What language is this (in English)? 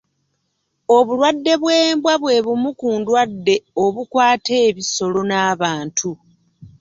Ganda